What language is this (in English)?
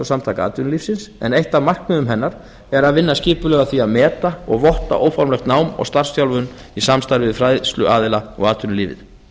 Icelandic